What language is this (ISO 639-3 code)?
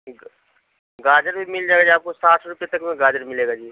urd